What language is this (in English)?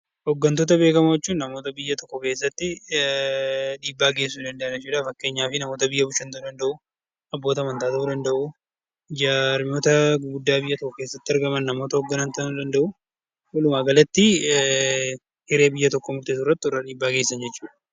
Oromo